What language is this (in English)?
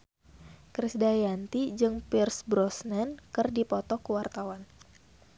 Sundanese